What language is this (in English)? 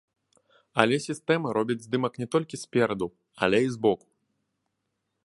Belarusian